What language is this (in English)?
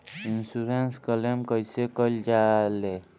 Bhojpuri